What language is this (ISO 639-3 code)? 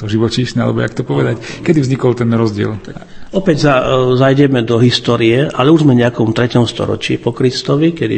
slk